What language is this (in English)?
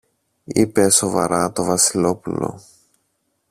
Greek